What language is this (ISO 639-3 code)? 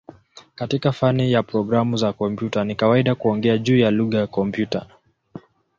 swa